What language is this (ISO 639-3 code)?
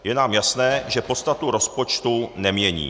ces